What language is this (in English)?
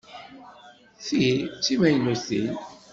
Kabyle